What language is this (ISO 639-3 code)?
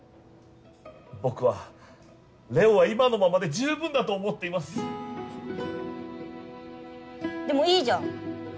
jpn